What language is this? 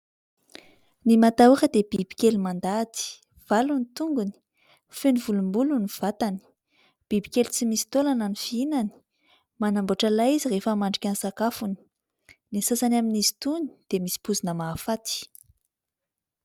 Malagasy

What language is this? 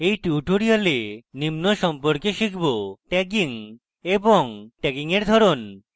Bangla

